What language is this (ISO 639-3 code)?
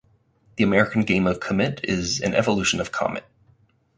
eng